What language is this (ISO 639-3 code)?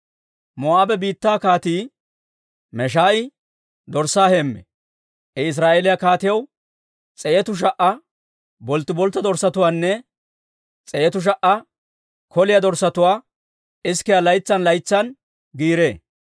dwr